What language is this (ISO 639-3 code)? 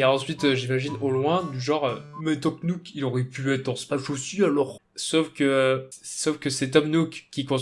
fra